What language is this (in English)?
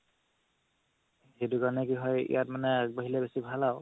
Assamese